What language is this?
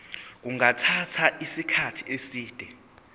Zulu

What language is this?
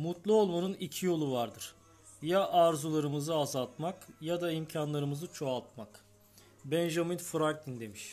Turkish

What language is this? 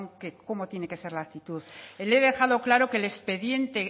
Spanish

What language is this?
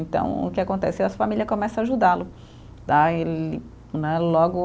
Portuguese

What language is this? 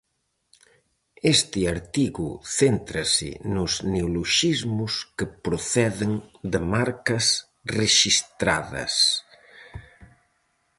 Galician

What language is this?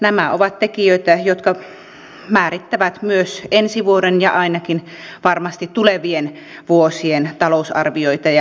Finnish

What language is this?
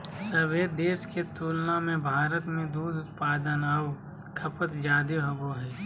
Magahi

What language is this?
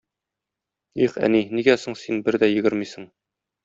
Tatar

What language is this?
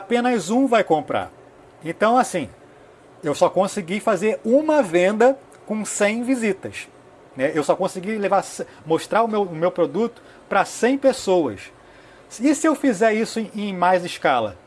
Portuguese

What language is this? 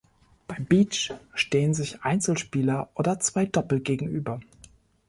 German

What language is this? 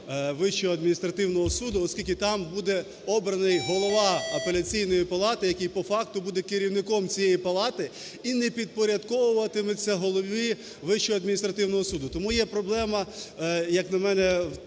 Ukrainian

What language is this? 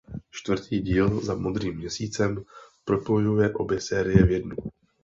Czech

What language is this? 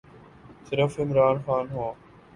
Urdu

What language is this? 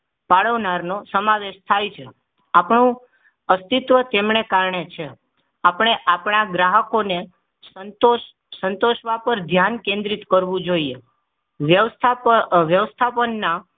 Gujarati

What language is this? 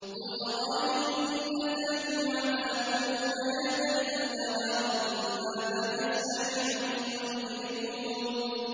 Arabic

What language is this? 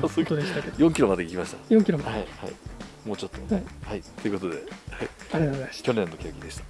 Japanese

